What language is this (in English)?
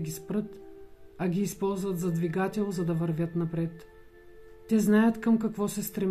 Bulgarian